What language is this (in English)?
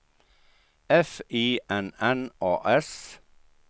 Swedish